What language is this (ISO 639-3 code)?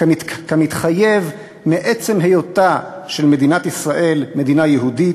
heb